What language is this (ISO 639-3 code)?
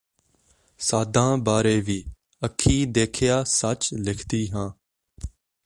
pan